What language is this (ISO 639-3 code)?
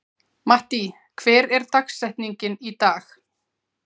isl